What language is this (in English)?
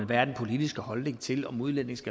Danish